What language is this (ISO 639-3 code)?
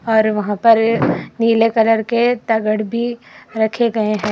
hin